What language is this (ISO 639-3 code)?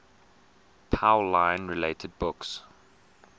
eng